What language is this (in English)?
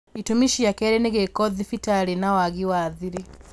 Kikuyu